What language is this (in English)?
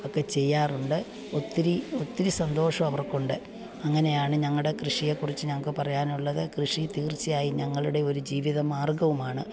Malayalam